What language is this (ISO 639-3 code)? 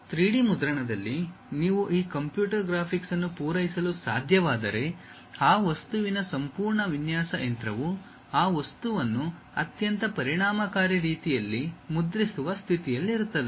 kan